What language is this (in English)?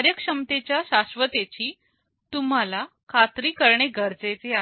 Marathi